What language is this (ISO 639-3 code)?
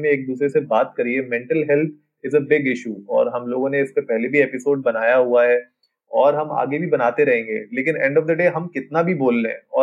hin